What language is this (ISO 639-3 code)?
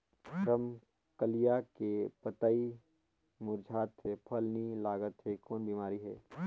hne